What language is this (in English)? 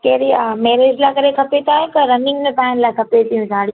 Sindhi